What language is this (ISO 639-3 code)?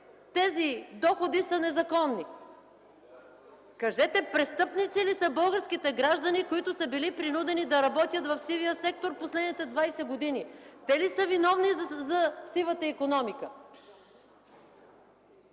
bul